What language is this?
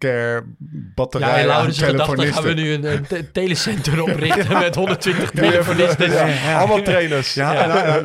Dutch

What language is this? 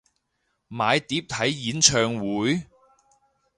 Cantonese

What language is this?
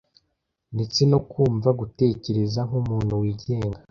Kinyarwanda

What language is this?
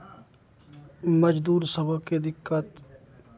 Maithili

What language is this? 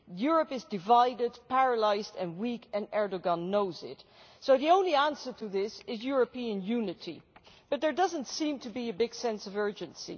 English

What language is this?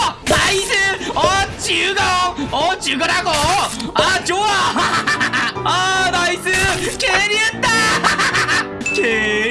Korean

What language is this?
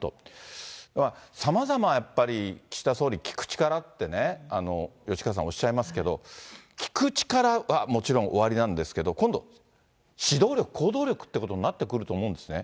Japanese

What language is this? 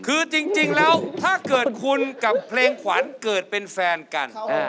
Thai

